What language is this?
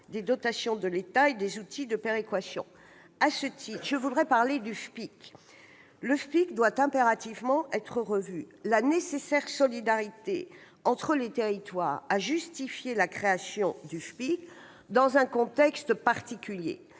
French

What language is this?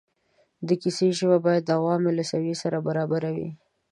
Pashto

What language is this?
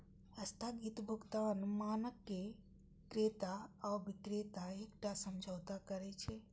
Maithili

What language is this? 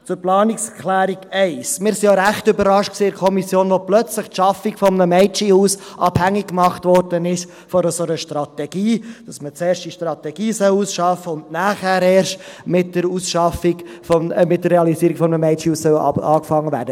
Swiss German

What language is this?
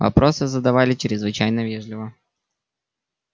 Russian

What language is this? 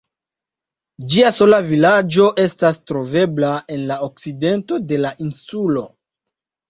Esperanto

